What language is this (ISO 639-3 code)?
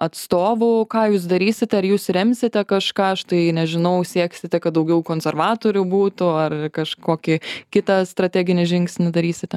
lit